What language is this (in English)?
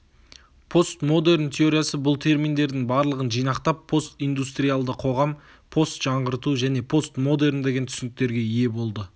Kazakh